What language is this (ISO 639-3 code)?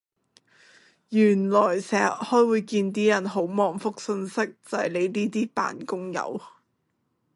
yue